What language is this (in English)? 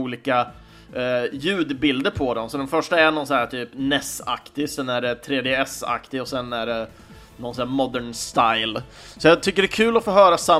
Swedish